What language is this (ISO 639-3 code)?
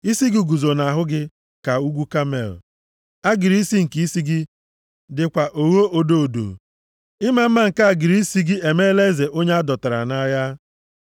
ibo